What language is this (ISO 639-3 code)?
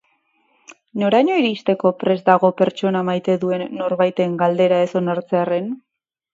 eus